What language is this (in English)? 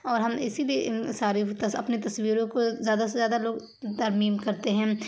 Urdu